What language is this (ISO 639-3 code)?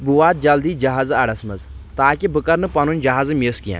kas